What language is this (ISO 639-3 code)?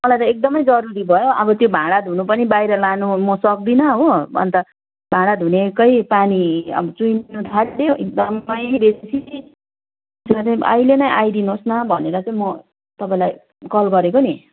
nep